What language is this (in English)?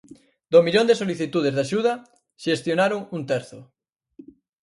Galician